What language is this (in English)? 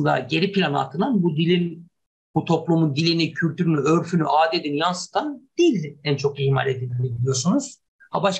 Turkish